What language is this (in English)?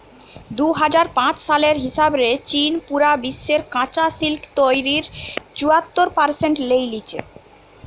Bangla